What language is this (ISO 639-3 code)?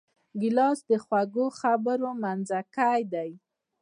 pus